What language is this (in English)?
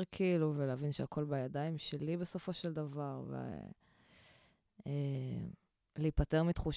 Hebrew